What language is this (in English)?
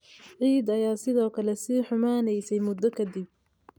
Somali